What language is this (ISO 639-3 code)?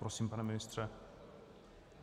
ces